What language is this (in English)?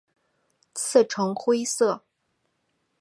Chinese